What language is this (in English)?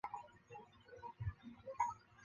Chinese